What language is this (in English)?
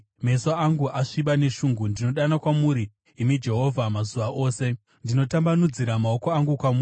Shona